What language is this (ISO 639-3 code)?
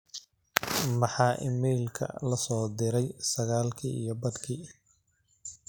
som